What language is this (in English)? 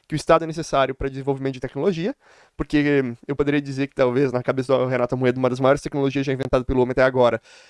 Portuguese